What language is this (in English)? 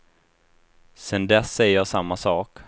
Swedish